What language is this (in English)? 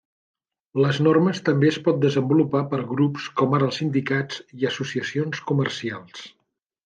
Catalan